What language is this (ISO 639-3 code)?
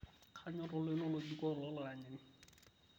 mas